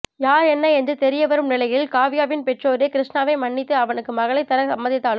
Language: Tamil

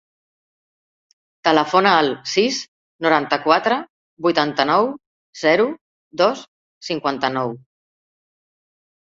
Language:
Catalan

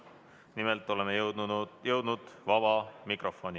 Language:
Estonian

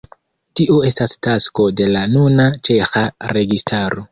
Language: Esperanto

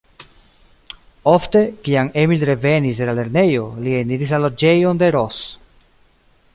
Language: Esperanto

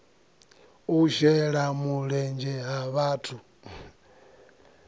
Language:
Venda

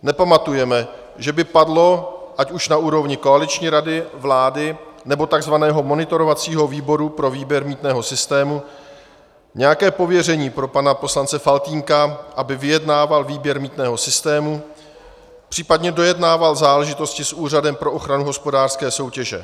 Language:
Czech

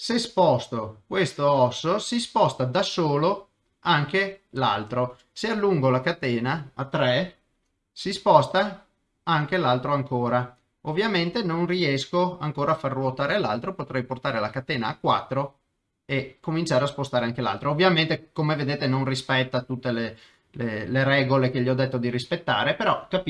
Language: Italian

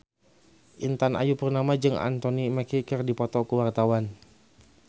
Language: Sundanese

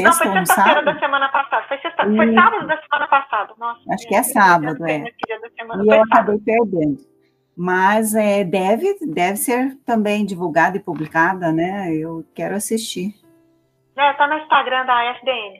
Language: Portuguese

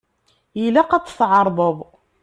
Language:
Kabyle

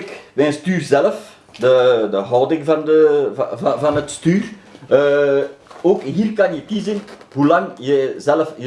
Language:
Dutch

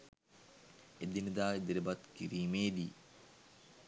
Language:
Sinhala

